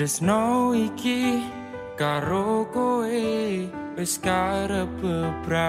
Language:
Indonesian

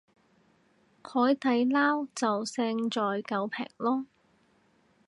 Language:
Cantonese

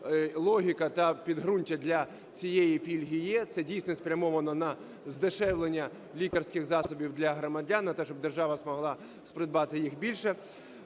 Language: Ukrainian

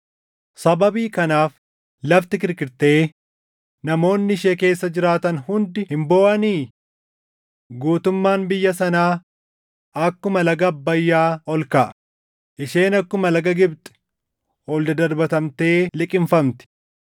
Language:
Oromo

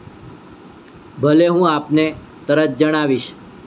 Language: Gujarati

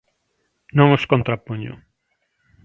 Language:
Galician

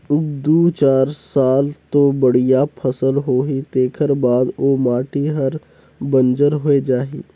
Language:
Chhattisgarhi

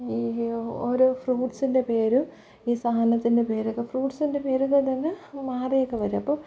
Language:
Malayalam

